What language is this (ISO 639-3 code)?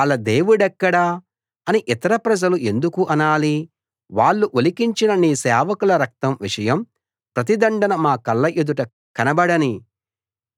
tel